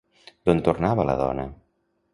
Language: Catalan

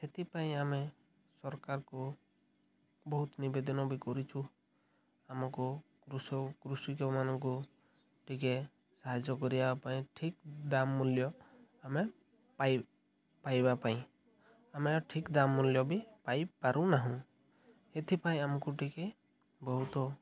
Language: Odia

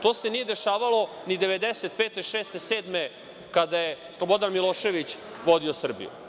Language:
Serbian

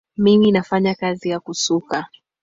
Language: Swahili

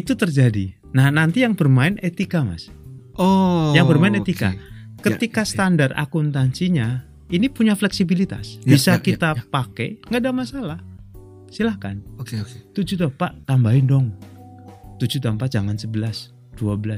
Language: Indonesian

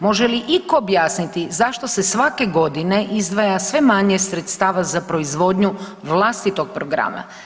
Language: Croatian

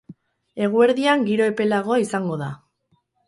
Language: Basque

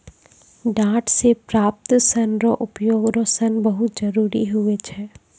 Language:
Maithili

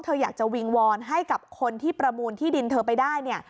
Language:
Thai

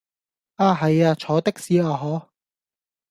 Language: Cantonese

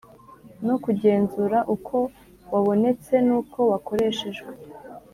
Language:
Kinyarwanda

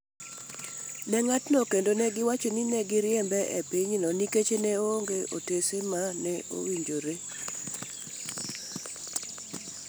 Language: Luo (Kenya and Tanzania)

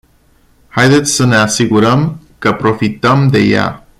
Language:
Romanian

